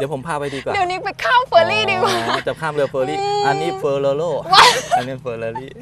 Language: Thai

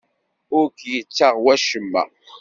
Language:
Kabyle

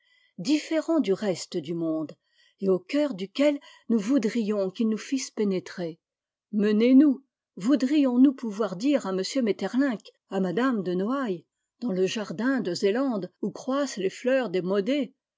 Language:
French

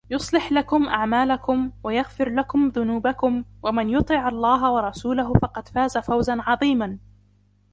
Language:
Arabic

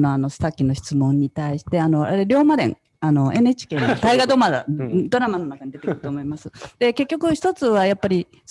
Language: Japanese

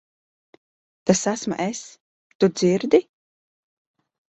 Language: Latvian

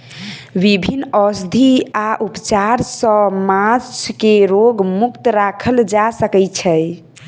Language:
Maithili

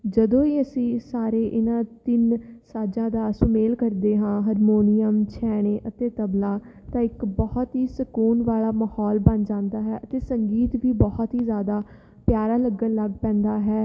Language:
Punjabi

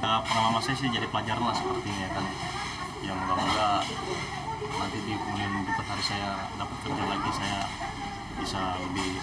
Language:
Indonesian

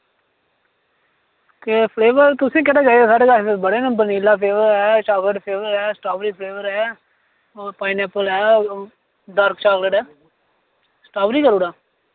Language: Dogri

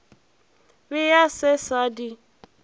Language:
Northern Sotho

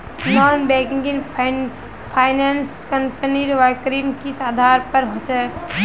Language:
Magahi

